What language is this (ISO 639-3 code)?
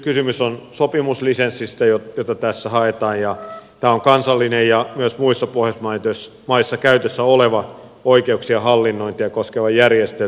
fin